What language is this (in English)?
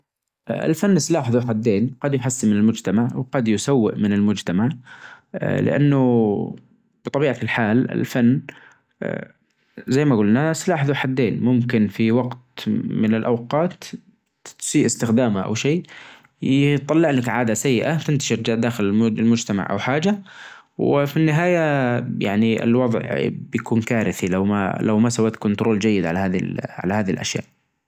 Najdi Arabic